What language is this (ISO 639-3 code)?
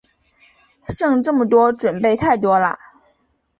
zho